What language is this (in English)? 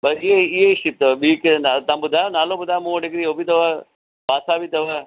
Sindhi